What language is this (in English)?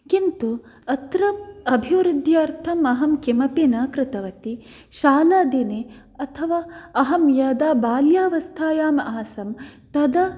Sanskrit